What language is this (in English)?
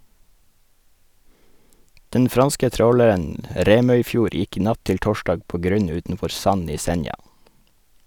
Norwegian